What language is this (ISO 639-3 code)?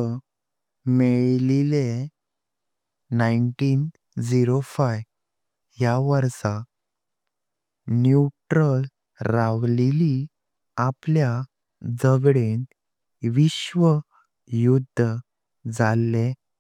kok